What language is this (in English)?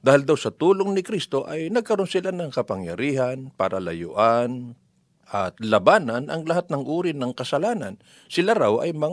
Filipino